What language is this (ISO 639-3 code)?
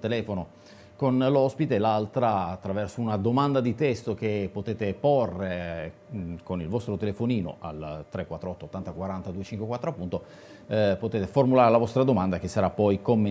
ita